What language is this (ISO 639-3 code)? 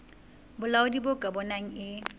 sot